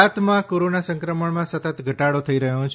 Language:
Gujarati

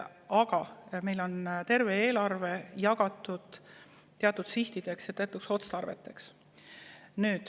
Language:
Estonian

